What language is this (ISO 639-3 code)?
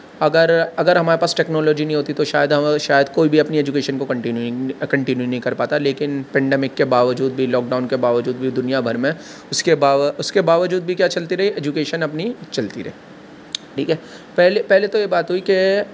urd